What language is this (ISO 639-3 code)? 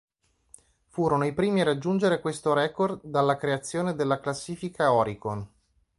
ita